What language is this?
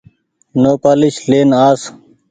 Goaria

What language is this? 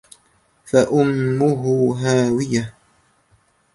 Arabic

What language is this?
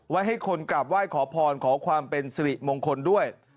Thai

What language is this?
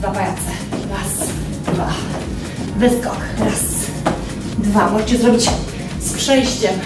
Polish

